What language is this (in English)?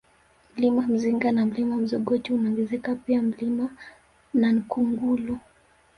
Swahili